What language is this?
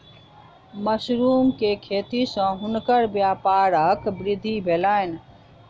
Maithili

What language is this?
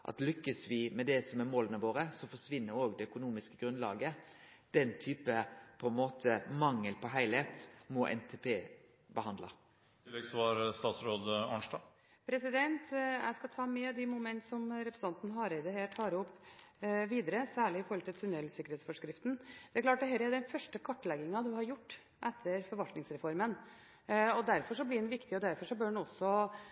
Norwegian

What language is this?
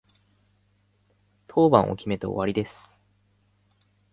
Japanese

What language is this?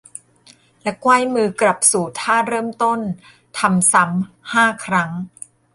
Thai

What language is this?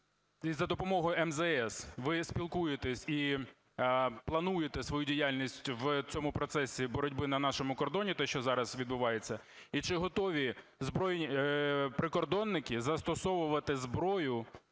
Ukrainian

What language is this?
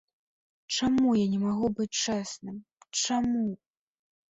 Belarusian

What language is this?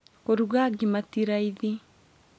Kikuyu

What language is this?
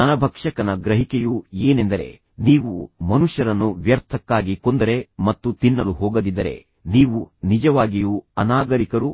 Kannada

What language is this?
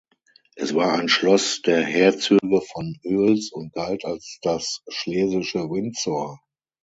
German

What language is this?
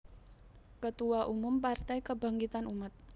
Javanese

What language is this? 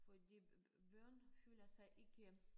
Danish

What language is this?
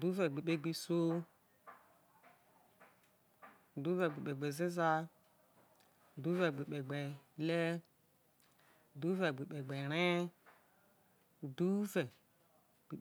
Isoko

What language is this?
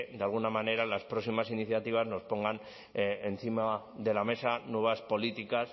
Spanish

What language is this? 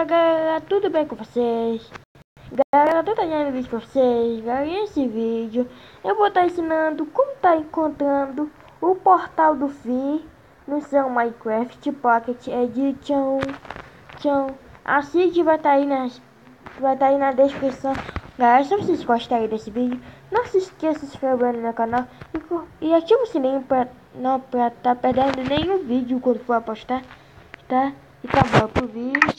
Portuguese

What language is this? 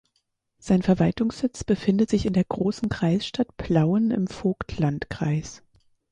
German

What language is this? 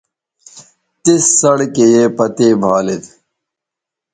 Bateri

